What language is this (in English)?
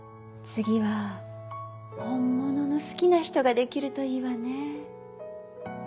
Japanese